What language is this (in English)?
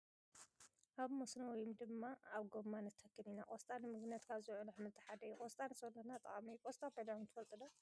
Tigrinya